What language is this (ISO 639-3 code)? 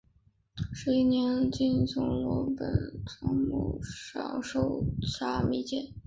zho